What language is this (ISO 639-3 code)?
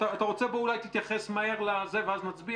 heb